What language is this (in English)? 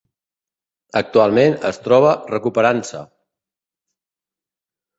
Catalan